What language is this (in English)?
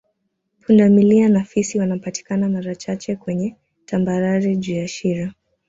Swahili